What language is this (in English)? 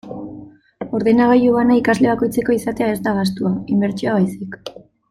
Basque